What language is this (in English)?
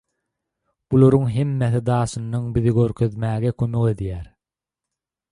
Turkmen